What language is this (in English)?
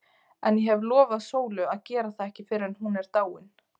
Icelandic